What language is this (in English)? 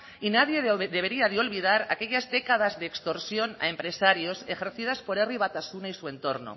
Spanish